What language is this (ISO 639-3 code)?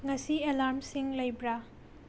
mni